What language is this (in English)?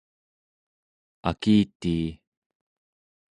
Central Yupik